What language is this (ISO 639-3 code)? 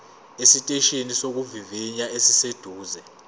zul